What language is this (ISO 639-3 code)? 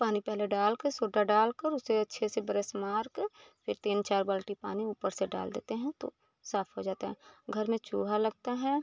hin